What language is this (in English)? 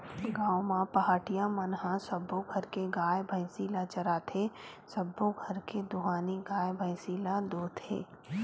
Chhattisgarhi